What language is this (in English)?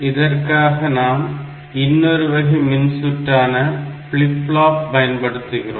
Tamil